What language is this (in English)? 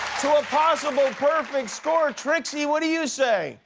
English